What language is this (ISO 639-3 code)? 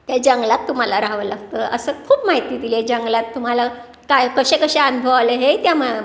mar